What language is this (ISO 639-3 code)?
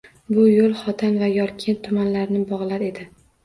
uzb